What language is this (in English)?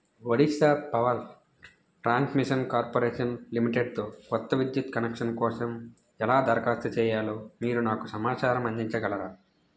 Telugu